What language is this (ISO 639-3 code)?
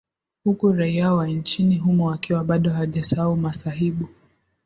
swa